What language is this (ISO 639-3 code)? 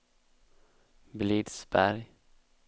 swe